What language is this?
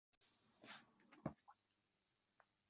Uzbek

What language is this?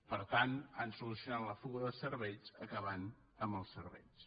Catalan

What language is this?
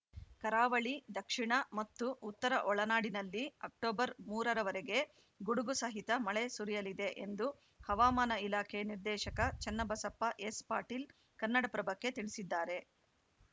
Kannada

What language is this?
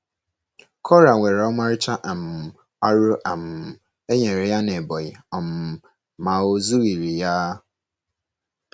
Igbo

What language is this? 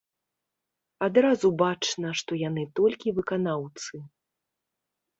Belarusian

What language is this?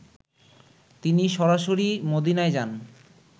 Bangla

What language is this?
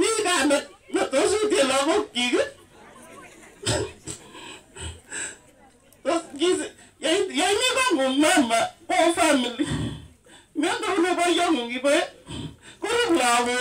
Turkish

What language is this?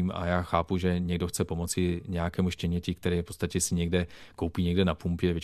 Czech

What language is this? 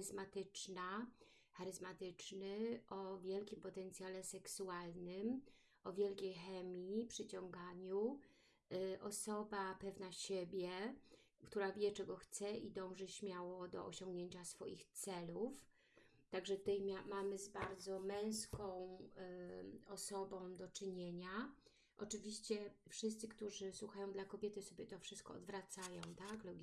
Polish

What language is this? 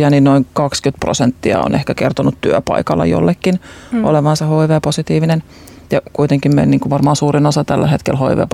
Finnish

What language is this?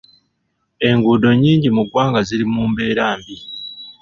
Ganda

